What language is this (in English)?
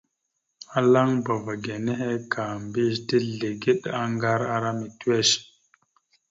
Mada (Cameroon)